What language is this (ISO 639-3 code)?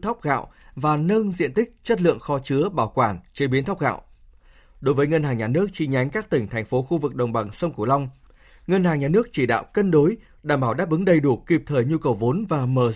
vie